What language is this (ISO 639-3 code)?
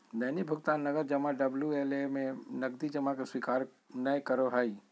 mag